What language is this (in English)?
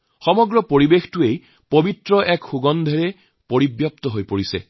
Assamese